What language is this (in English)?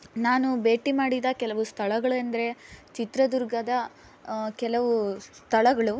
Kannada